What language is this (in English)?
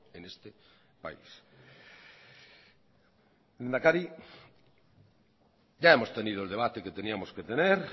Spanish